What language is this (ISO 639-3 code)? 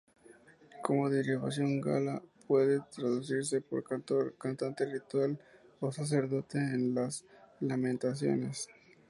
spa